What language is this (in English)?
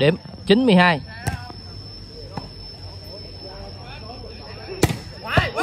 Vietnamese